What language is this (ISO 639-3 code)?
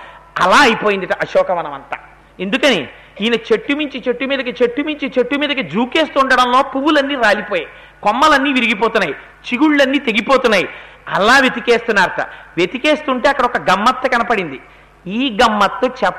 tel